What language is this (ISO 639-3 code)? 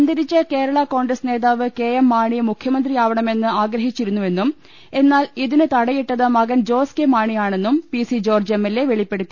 mal